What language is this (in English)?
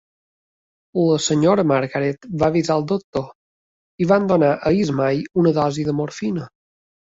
Catalan